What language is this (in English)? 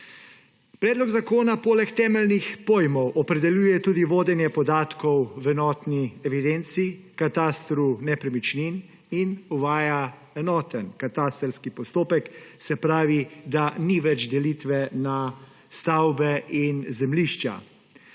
Slovenian